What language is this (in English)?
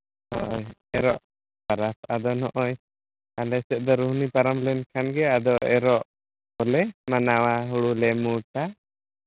Santali